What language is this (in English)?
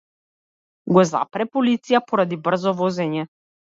Macedonian